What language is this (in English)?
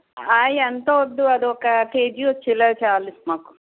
Telugu